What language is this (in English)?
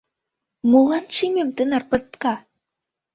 Mari